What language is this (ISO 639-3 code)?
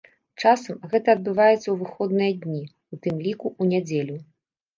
bel